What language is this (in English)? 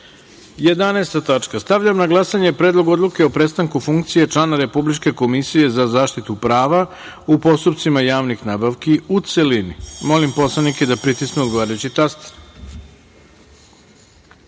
Serbian